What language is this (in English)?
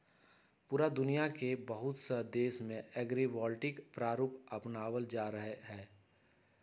Magahi